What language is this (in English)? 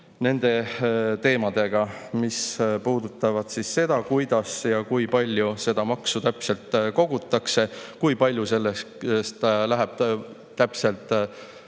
Estonian